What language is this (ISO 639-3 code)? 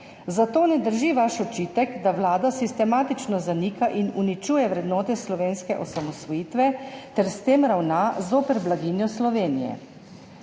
slv